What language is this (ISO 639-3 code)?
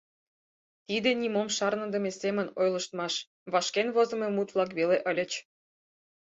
chm